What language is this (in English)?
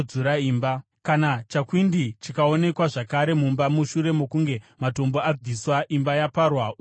Shona